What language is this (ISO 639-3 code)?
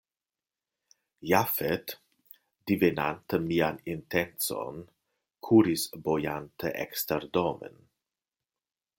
epo